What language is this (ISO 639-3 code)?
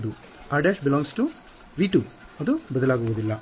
kan